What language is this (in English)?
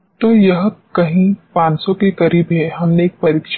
Hindi